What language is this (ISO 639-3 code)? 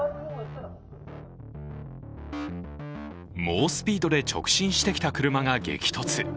jpn